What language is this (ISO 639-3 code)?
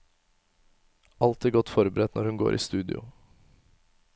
nor